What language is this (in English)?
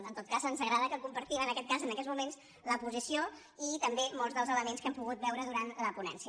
Catalan